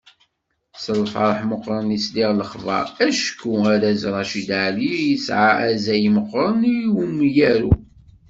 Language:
Kabyle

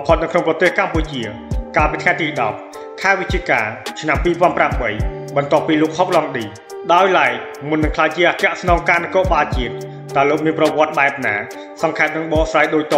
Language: Thai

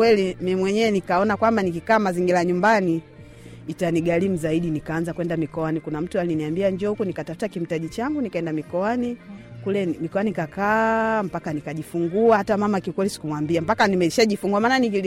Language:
Swahili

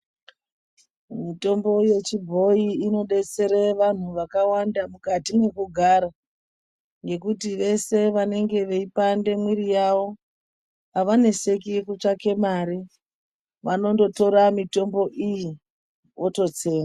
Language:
Ndau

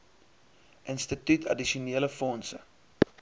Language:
Afrikaans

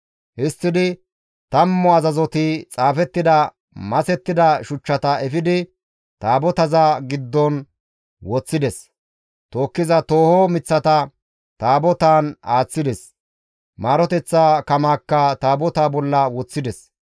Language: Gamo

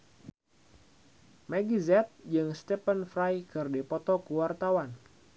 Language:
Sundanese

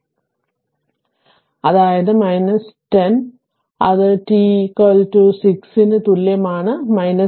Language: Malayalam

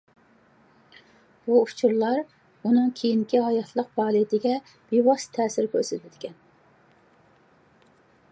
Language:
Uyghur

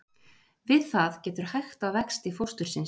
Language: Icelandic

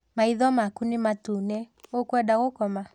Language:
Kikuyu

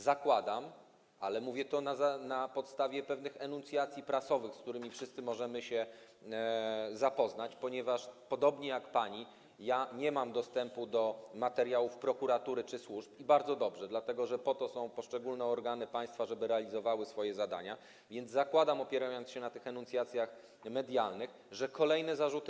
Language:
Polish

